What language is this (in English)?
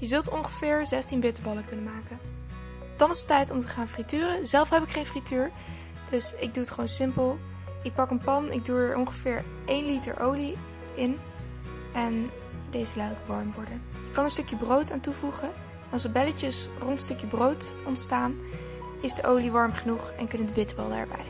Dutch